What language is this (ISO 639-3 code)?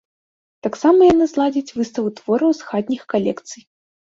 bel